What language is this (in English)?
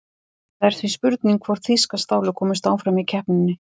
Icelandic